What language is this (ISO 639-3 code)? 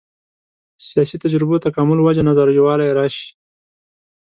pus